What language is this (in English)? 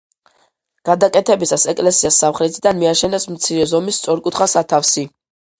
Georgian